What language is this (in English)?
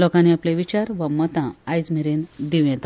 Konkani